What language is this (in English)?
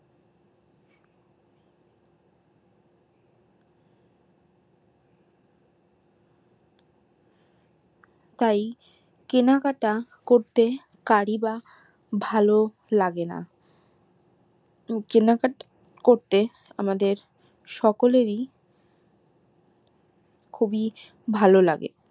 Bangla